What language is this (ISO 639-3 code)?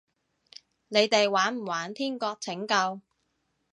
yue